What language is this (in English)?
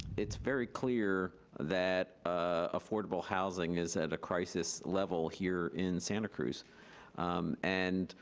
English